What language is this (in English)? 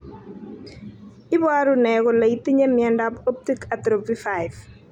Kalenjin